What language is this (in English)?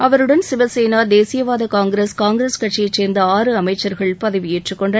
Tamil